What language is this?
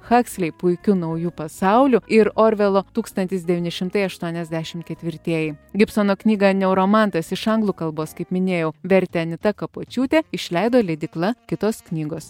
Lithuanian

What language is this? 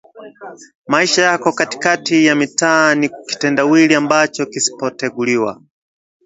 Swahili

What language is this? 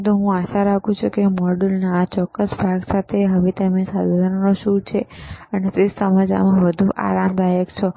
Gujarati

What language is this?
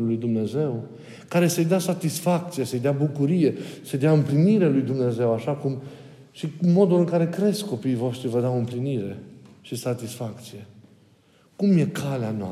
Romanian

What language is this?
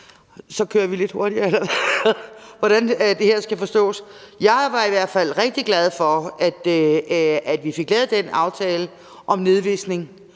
Danish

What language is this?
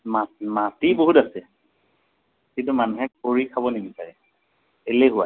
Assamese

